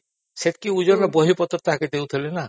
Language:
Odia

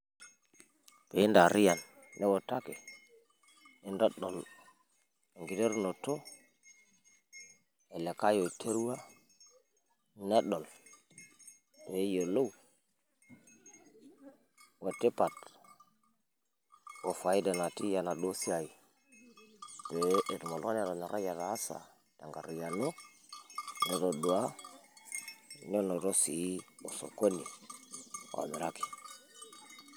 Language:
Masai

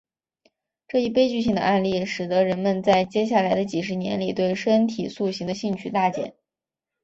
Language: Chinese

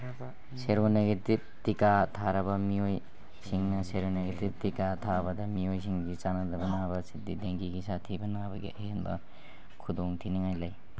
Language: Manipuri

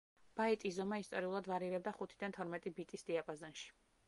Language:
Georgian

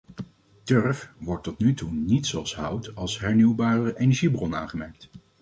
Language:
Dutch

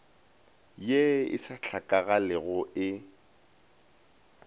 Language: Northern Sotho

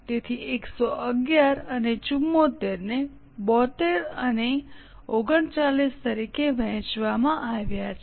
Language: Gujarati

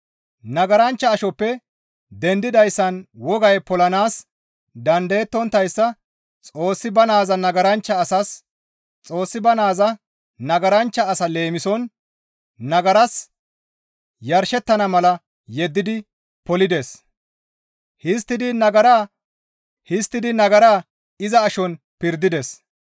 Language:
Gamo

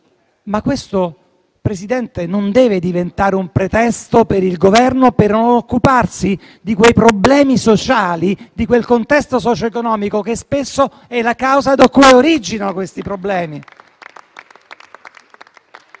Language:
Italian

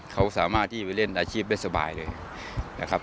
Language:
Thai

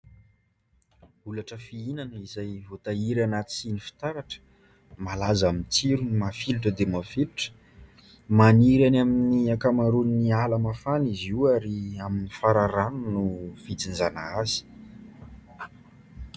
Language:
Malagasy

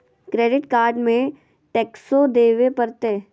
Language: Magahi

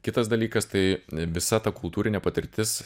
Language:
Lithuanian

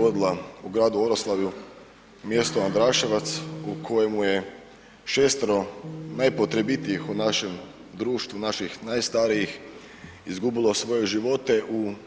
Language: Croatian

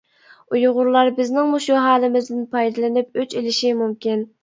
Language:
Uyghur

